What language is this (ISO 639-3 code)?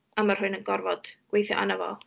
cym